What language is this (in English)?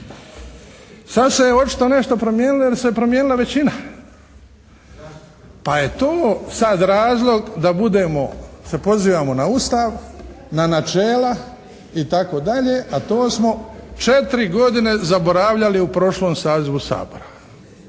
Croatian